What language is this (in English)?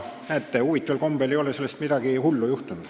Estonian